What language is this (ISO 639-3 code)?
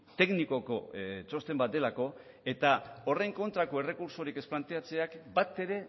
eus